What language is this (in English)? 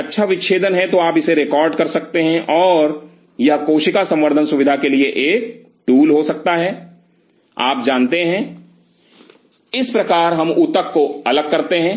Hindi